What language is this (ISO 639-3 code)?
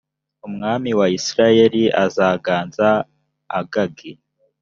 kin